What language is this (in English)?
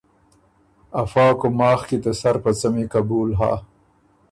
Ormuri